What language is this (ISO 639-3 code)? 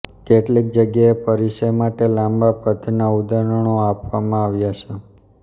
guj